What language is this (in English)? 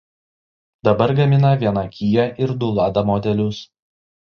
Lithuanian